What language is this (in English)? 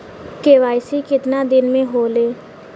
Bhojpuri